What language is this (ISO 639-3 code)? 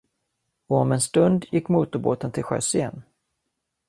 swe